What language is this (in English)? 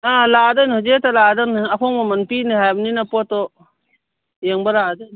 Manipuri